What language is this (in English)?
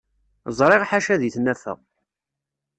Kabyle